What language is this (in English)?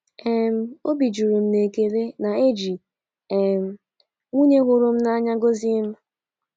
Igbo